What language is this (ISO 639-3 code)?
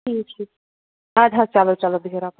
kas